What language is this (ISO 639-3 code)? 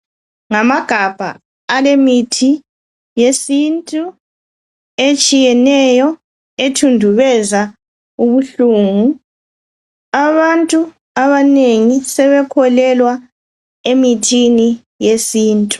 nde